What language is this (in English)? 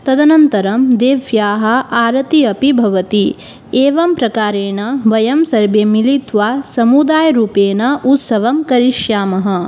Sanskrit